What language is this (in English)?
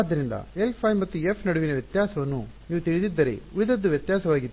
Kannada